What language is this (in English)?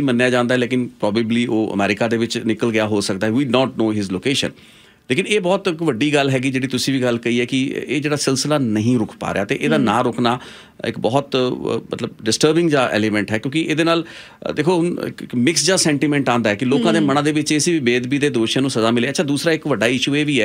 Hindi